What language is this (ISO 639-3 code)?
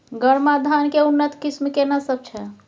mai